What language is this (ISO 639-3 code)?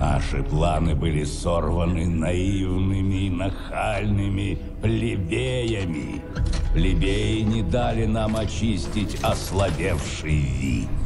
rus